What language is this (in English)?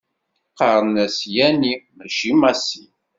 Kabyle